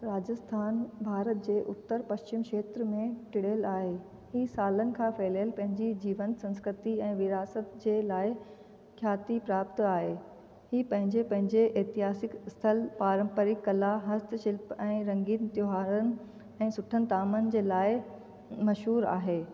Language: Sindhi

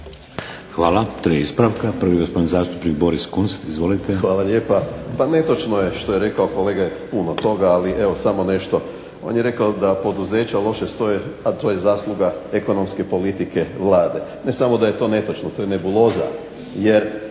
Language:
Croatian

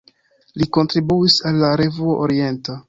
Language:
Esperanto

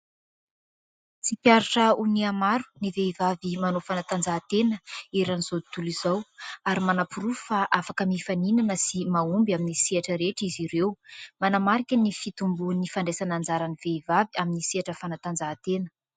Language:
Malagasy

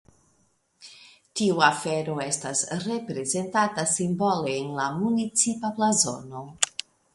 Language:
Esperanto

